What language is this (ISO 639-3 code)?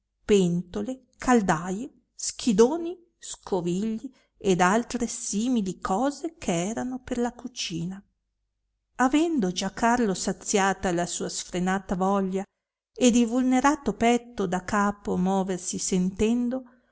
ita